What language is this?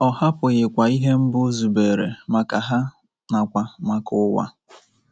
Igbo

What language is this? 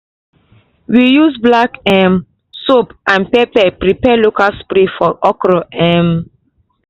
Nigerian Pidgin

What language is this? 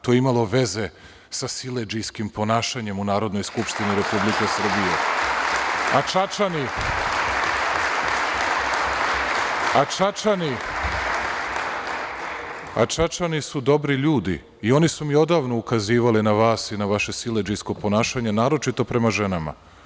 Serbian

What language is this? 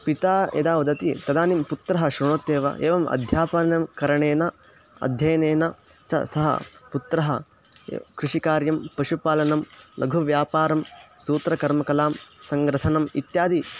Sanskrit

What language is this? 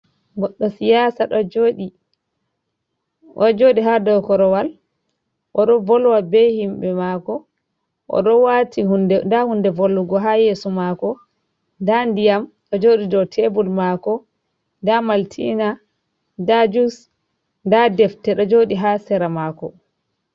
Fula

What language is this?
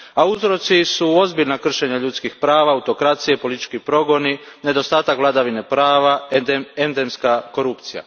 Croatian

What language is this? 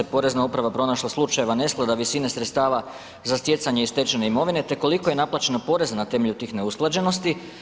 Croatian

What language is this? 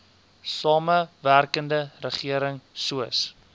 Afrikaans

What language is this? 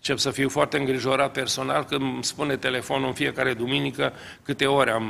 Romanian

